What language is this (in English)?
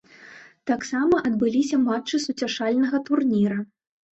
Belarusian